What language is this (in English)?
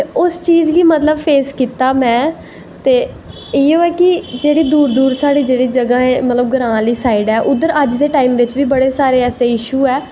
Dogri